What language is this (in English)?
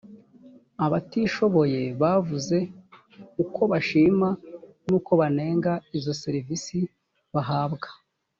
Kinyarwanda